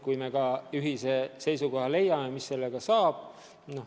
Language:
Estonian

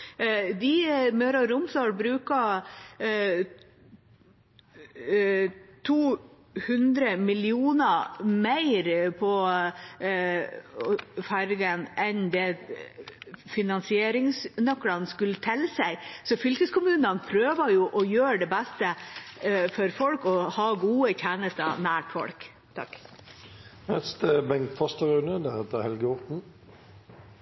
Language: Norwegian Bokmål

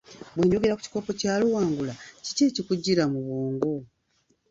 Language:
Ganda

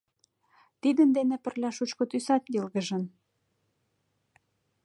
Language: Mari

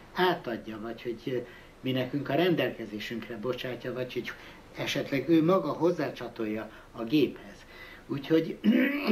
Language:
Hungarian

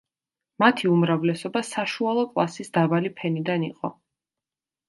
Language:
Georgian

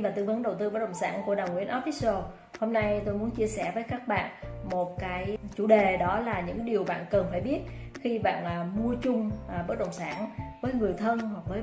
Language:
Vietnamese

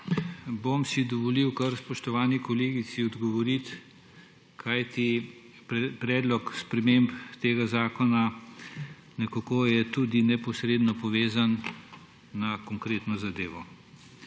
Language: Slovenian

